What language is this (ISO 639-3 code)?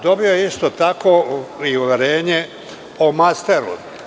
srp